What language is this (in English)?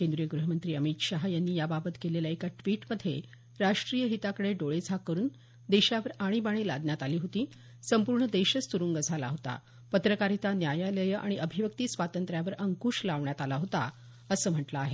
Marathi